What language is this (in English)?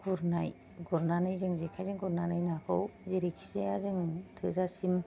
Bodo